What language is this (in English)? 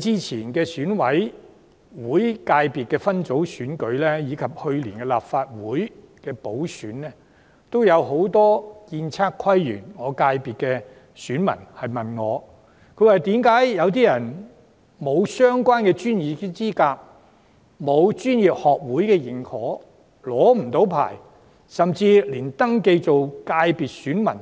Cantonese